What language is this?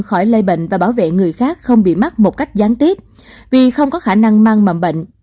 Vietnamese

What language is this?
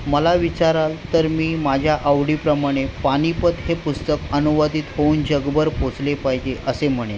Marathi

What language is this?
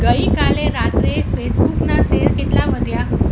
Gujarati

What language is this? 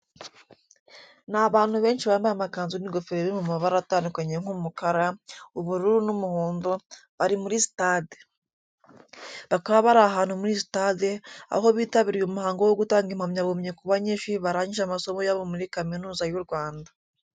Kinyarwanda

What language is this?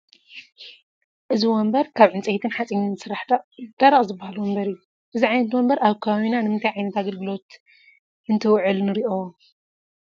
Tigrinya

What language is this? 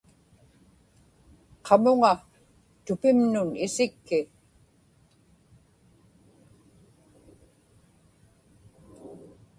Inupiaq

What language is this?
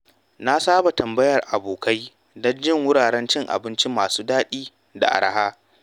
Hausa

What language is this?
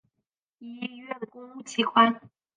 Chinese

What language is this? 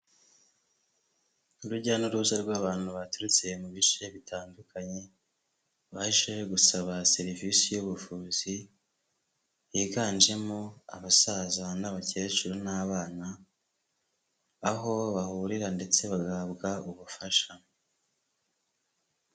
Kinyarwanda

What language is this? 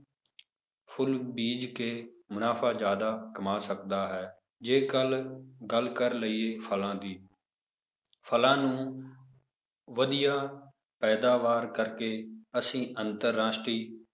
Punjabi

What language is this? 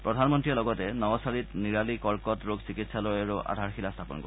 Assamese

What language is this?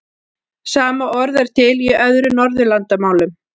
Icelandic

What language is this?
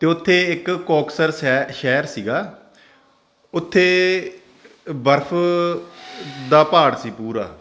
Punjabi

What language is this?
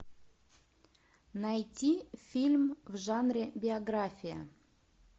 Russian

